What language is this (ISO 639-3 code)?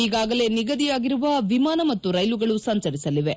kan